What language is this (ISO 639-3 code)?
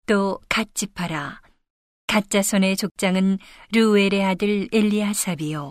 kor